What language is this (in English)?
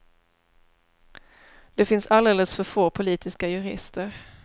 Swedish